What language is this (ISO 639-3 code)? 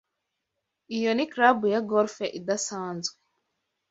kin